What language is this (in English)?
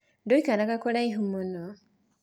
Kikuyu